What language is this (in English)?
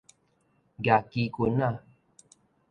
Min Nan Chinese